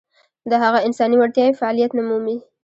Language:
Pashto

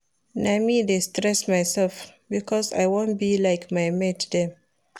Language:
Nigerian Pidgin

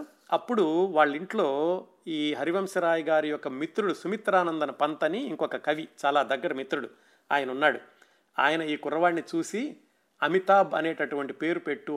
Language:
Telugu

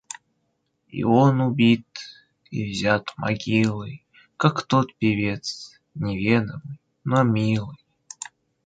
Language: Russian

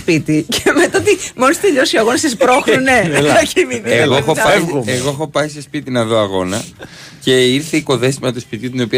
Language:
Greek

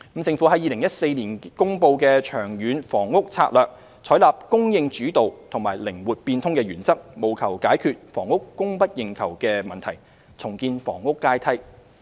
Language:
Cantonese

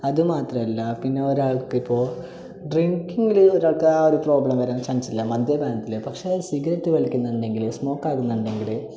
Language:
Malayalam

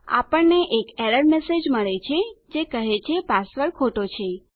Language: Gujarati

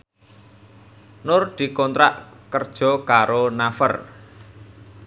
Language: Javanese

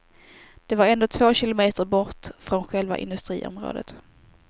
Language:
Swedish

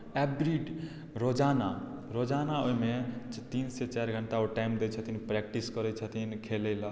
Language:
Maithili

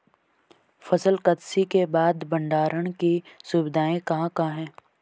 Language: Hindi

